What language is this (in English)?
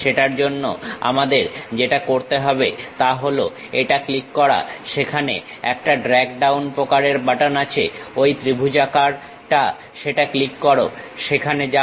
Bangla